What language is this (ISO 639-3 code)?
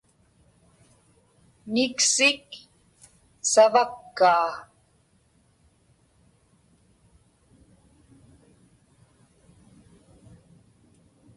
ipk